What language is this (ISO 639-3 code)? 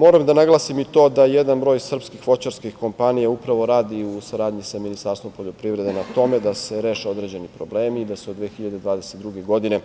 srp